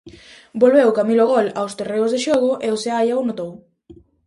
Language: Galician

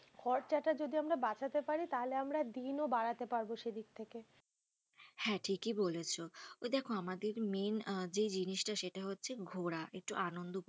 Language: Bangla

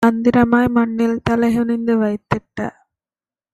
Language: Tamil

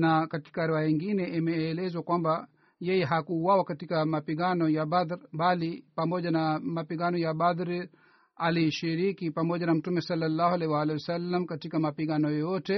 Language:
Swahili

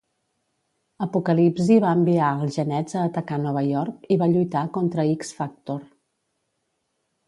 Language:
Catalan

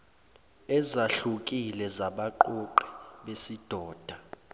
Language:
Zulu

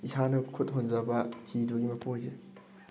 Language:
Manipuri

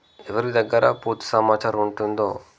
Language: Telugu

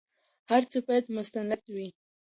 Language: Pashto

